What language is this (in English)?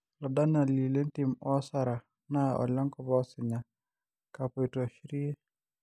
Masai